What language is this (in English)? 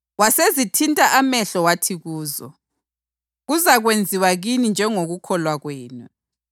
North Ndebele